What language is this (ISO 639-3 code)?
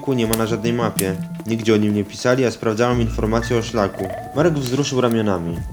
pol